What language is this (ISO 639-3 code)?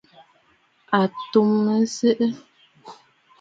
bfd